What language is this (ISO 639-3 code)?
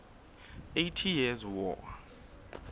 sot